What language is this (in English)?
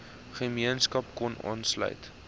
Afrikaans